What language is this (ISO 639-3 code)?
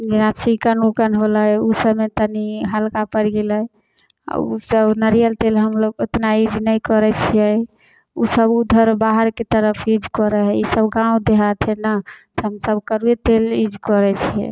mai